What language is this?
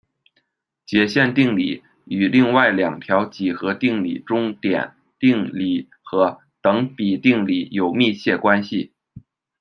Chinese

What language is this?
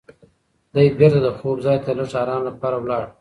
Pashto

